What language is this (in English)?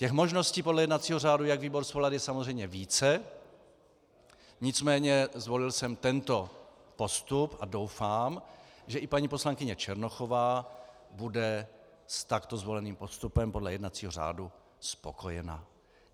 Czech